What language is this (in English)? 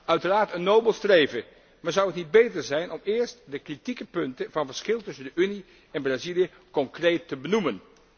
Dutch